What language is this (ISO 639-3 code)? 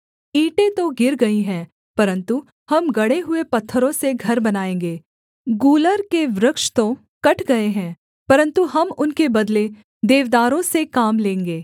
hin